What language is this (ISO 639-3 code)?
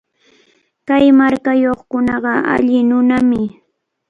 qvl